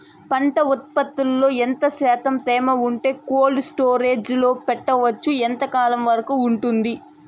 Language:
Telugu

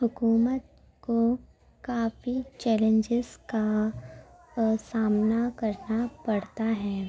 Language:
Urdu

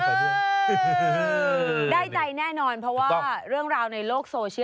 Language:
Thai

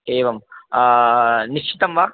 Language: Sanskrit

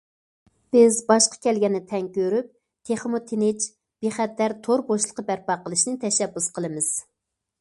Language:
Uyghur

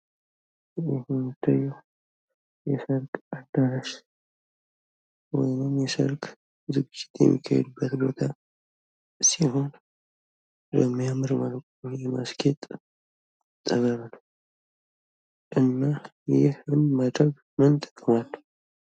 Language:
Amharic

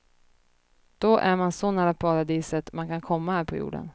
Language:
Swedish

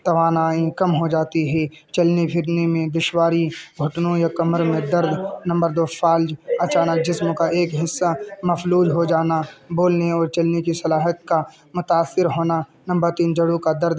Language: Urdu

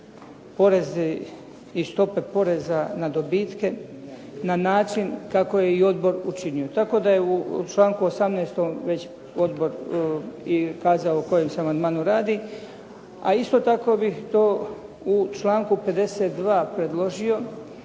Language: Croatian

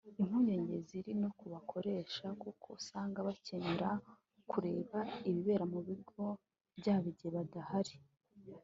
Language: Kinyarwanda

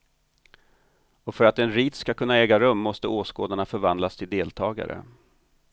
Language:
Swedish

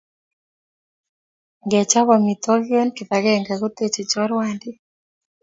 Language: Kalenjin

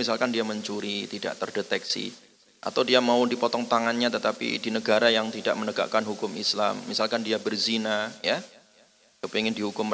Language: Indonesian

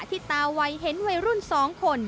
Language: Thai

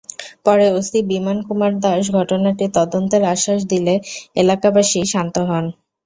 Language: Bangla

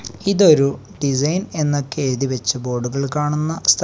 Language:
Malayalam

